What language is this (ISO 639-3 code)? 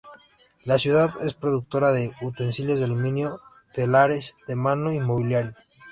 spa